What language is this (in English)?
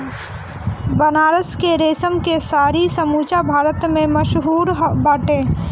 Bhojpuri